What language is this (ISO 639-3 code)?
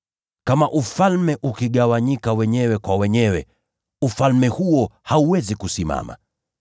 swa